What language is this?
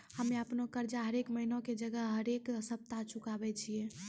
Maithili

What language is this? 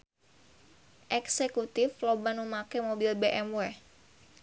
Sundanese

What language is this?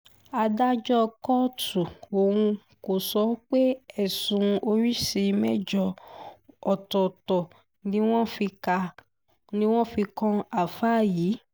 Yoruba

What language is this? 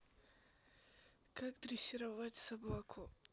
Russian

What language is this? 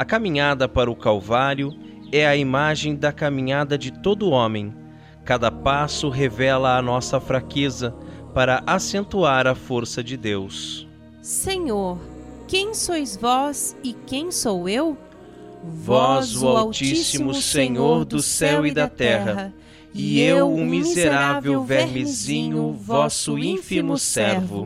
Portuguese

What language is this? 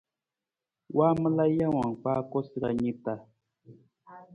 Nawdm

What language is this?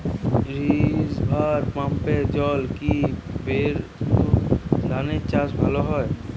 Bangla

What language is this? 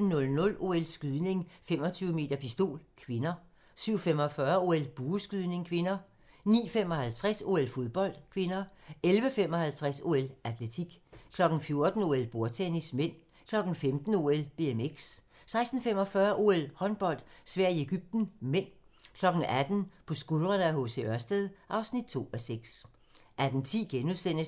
Danish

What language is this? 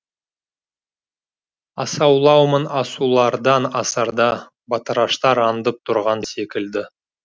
Kazakh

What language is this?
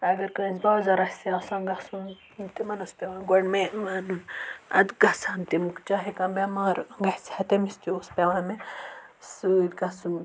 Kashmiri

